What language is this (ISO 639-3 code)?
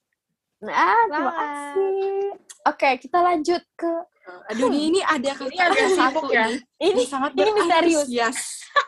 ind